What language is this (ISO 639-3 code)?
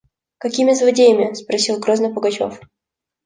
rus